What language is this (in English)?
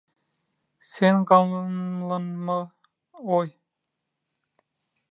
Turkmen